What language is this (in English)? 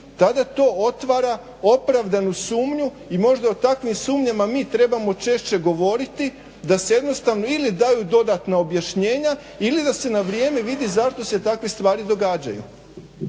Croatian